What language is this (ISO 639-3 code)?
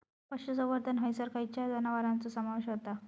mar